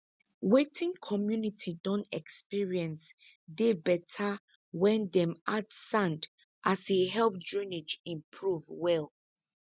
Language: Nigerian Pidgin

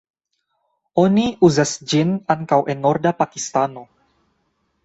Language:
Esperanto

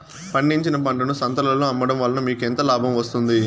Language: Telugu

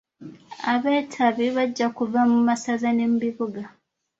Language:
Ganda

